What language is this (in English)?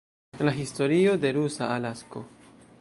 Esperanto